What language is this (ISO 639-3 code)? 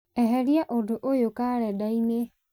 kik